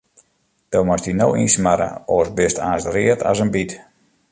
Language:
Western Frisian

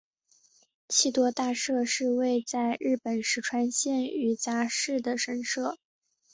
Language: Chinese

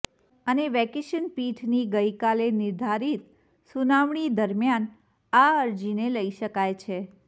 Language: Gujarati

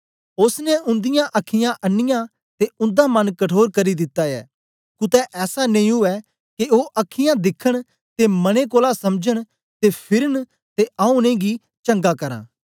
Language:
Dogri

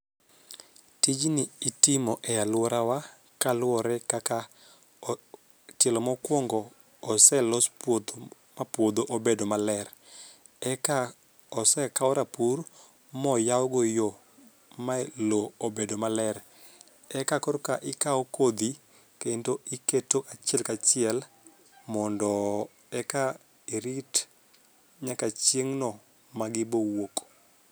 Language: Luo (Kenya and Tanzania)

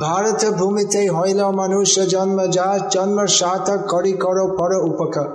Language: Hindi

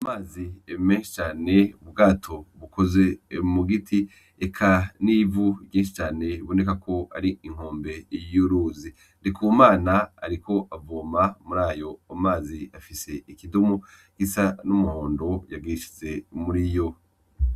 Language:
Rundi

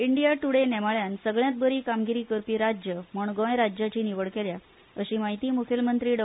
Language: Konkani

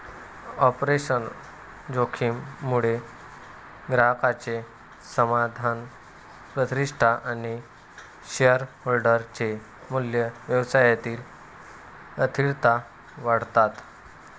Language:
Marathi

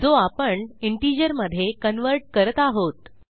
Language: Marathi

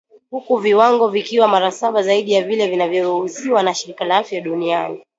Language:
Swahili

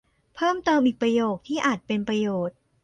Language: Thai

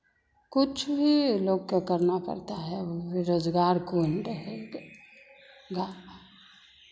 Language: Hindi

